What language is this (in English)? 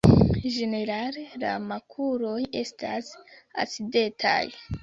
Esperanto